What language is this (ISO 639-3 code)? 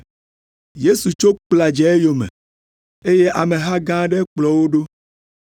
ewe